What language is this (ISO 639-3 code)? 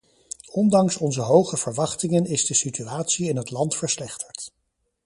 nld